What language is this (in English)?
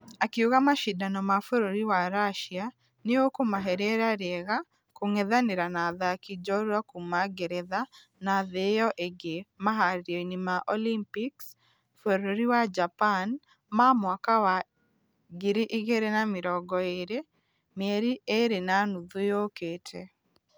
Kikuyu